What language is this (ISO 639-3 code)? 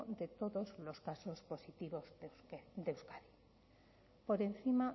spa